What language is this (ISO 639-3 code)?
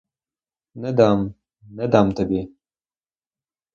ukr